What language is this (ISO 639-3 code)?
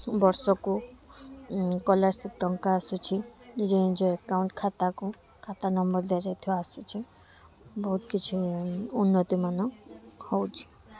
ori